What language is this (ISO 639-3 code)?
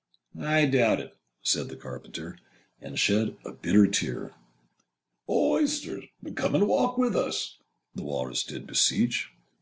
eng